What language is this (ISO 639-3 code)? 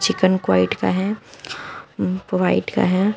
hin